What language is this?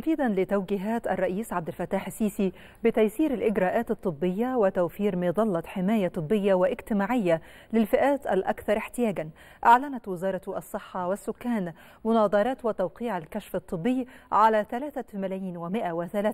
Arabic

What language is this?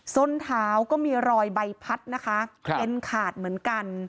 Thai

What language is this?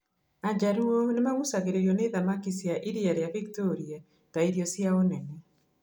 Kikuyu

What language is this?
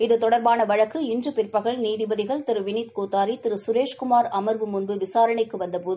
Tamil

